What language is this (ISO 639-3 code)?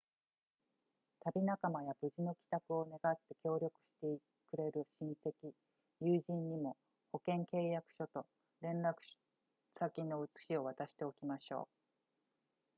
jpn